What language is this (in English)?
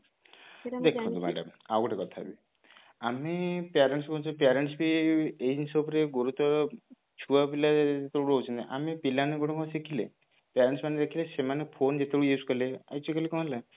Odia